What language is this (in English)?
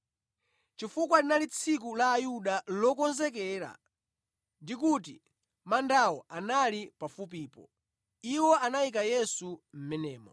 Nyanja